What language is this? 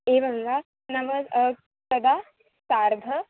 Sanskrit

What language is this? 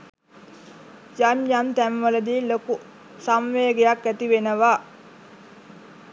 Sinhala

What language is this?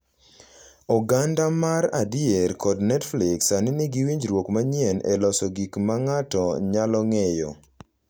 Luo (Kenya and Tanzania)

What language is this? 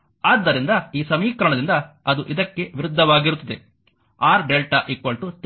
Kannada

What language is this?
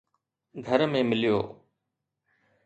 Sindhi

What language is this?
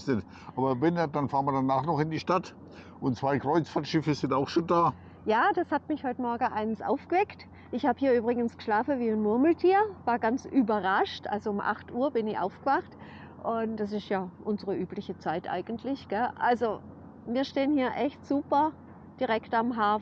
German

